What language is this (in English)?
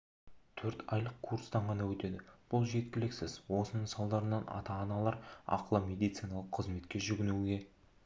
Kazakh